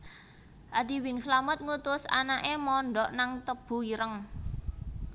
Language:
Javanese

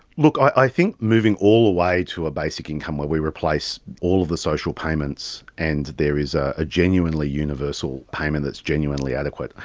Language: English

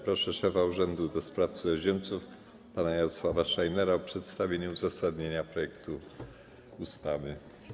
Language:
Polish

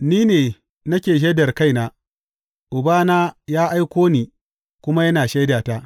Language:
Hausa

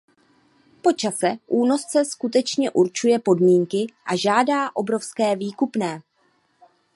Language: Czech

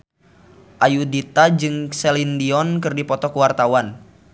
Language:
Sundanese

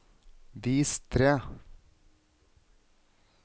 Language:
Norwegian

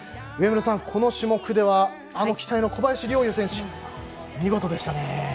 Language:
Japanese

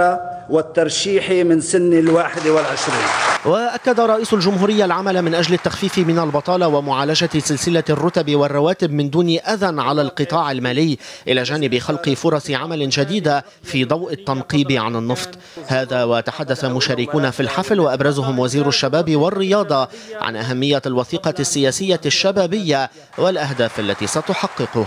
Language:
Arabic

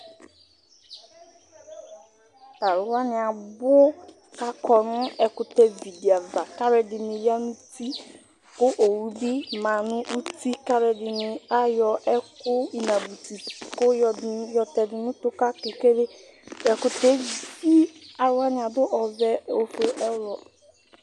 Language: Ikposo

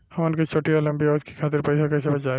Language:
Bhojpuri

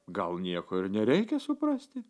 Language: Lithuanian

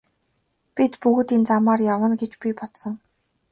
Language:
Mongolian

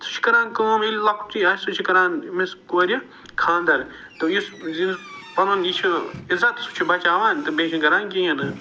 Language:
Kashmiri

